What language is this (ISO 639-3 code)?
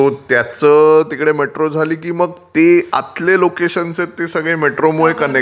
mar